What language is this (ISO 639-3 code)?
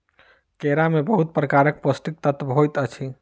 mai